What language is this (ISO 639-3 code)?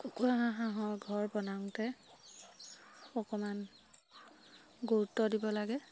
asm